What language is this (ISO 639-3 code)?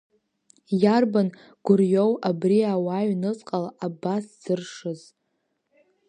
abk